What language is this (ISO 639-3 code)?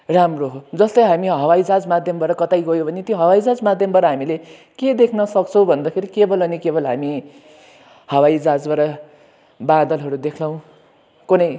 nep